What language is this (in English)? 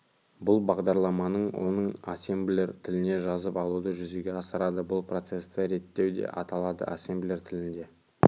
Kazakh